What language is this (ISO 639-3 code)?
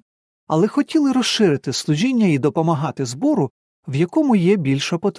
ukr